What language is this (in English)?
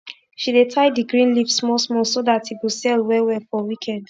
Nigerian Pidgin